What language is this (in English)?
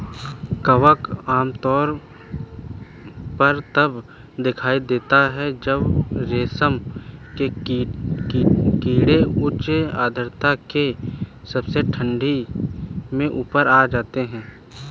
Hindi